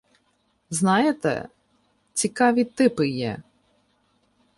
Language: Ukrainian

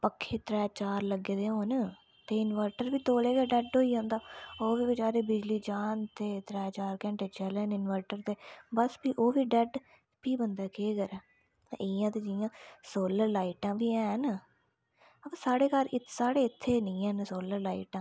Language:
Dogri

